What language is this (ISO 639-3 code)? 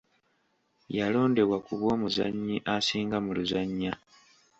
lug